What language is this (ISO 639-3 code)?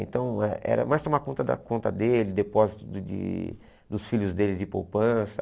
por